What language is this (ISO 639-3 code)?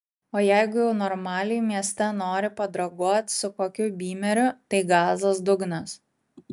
lit